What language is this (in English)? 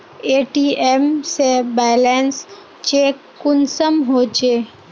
Magahi